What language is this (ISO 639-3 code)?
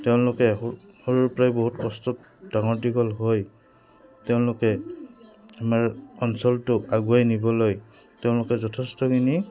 asm